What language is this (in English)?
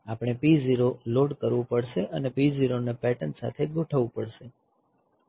Gujarati